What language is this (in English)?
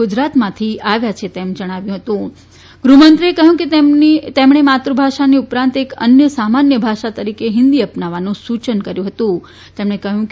Gujarati